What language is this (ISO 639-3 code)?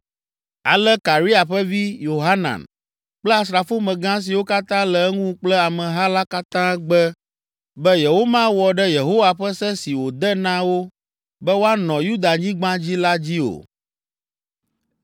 ewe